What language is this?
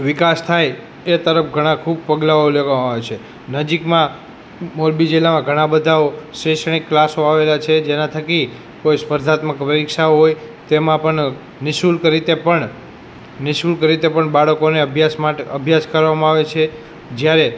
Gujarati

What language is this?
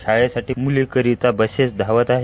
Marathi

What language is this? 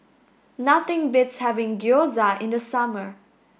English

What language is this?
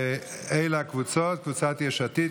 Hebrew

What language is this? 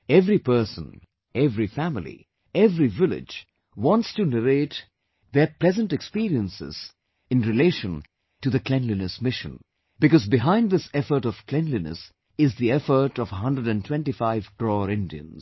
English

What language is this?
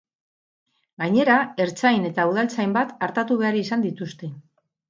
Basque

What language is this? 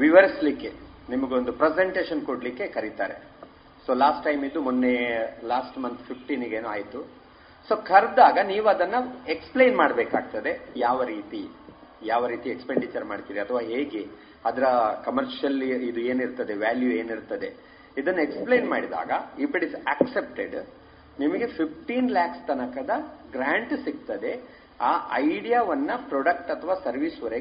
Kannada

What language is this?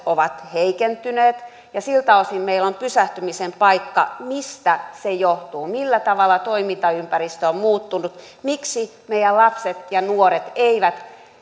Finnish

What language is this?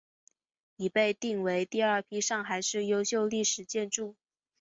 Chinese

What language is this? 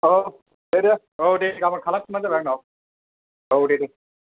Bodo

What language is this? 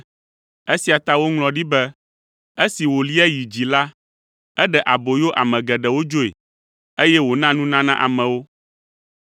Ewe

